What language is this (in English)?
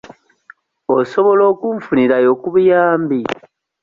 Ganda